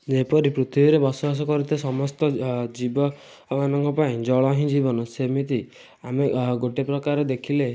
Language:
Odia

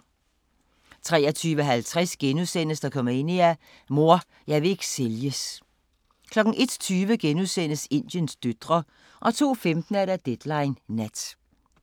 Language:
Danish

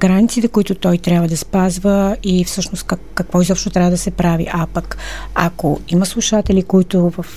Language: Bulgarian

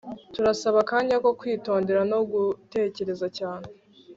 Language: Kinyarwanda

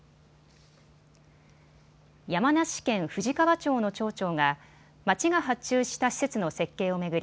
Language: Japanese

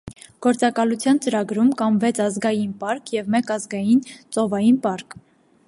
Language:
Armenian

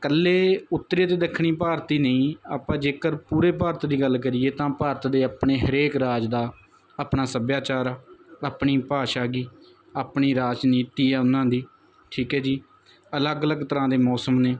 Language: Punjabi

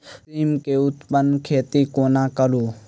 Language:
Maithili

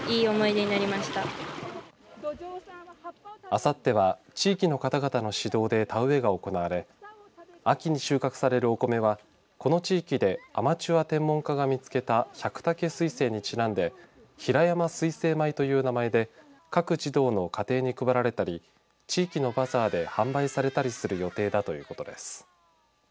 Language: Japanese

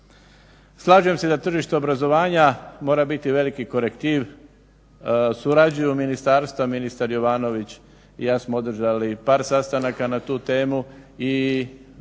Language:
Croatian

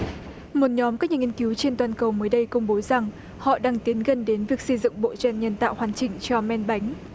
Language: Vietnamese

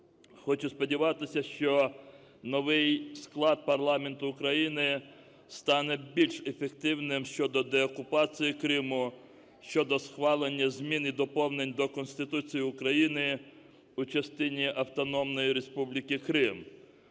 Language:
Ukrainian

